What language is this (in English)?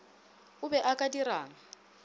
Northern Sotho